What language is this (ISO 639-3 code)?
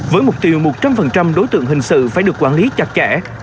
vie